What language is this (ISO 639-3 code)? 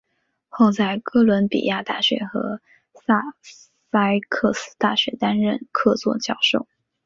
zho